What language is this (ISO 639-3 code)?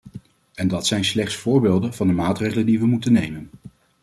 nld